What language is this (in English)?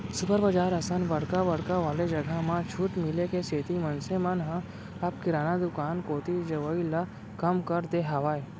Chhattisgarhi